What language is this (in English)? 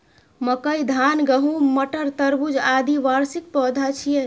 Maithili